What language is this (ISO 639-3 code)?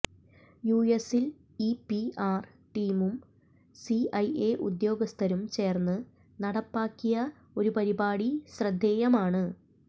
mal